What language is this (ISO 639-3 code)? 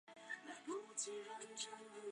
zho